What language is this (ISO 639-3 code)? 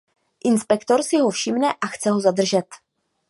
ces